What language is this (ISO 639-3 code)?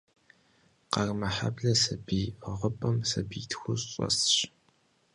kbd